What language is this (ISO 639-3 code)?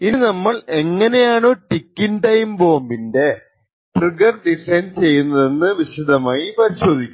mal